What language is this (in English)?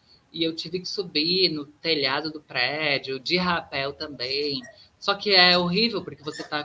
Portuguese